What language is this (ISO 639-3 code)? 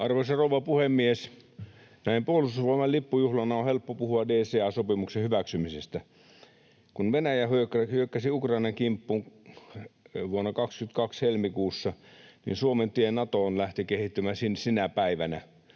fin